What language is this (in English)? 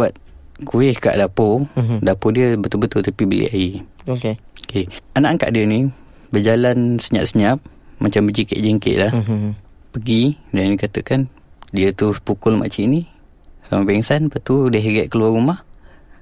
Malay